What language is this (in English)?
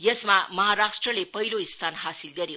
Nepali